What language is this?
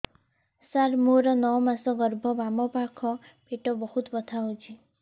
Odia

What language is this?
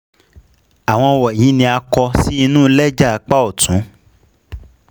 Yoruba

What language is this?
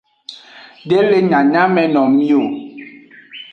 Aja (Benin)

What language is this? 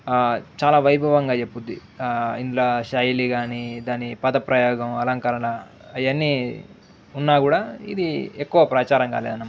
Telugu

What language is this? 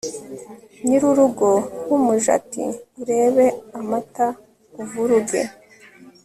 Kinyarwanda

